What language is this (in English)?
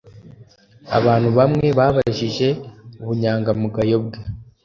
Kinyarwanda